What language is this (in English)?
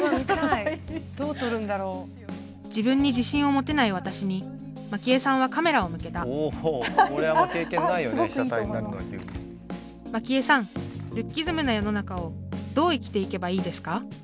Japanese